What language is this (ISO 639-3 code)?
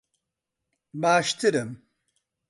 ckb